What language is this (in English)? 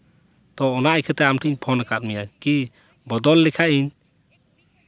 Santali